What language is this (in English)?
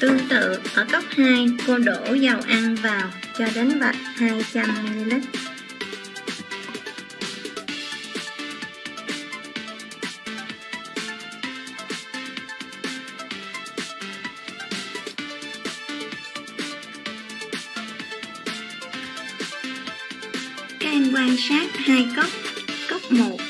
Vietnamese